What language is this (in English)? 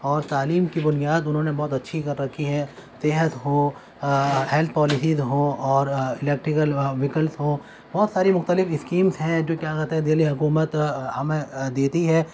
Urdu